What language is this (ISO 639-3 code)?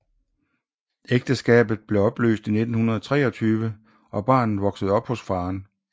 dan